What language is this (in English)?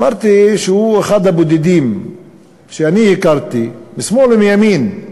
Hebrew